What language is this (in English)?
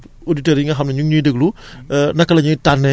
Wolof